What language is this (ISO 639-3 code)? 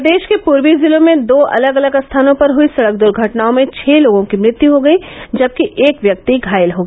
hin